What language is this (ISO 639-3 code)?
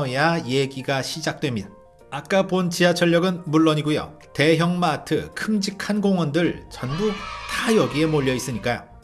kor